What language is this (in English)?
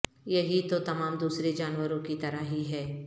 Urdu